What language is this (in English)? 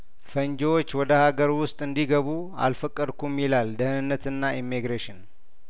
Amharic